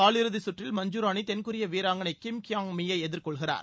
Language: Tamil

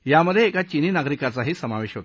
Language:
Marathi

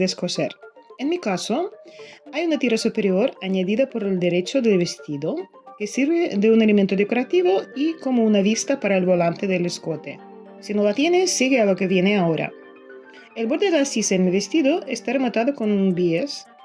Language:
Spanish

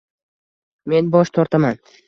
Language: Uzbek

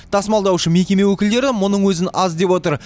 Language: Kazakh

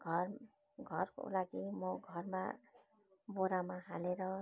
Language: Nepali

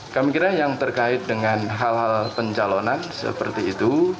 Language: Indonesian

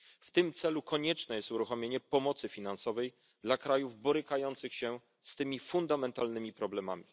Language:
Polish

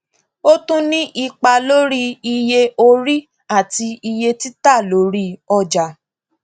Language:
Yoruba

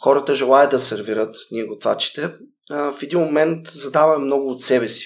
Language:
Bulgarian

